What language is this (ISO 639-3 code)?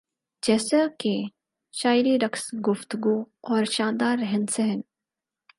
urd